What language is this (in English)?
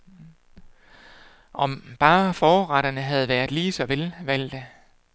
Danish